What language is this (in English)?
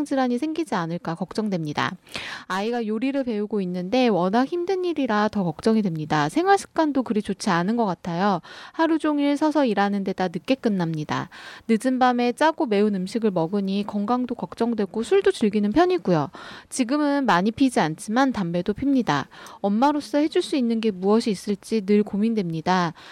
Korean